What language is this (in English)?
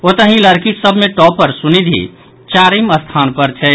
Maithili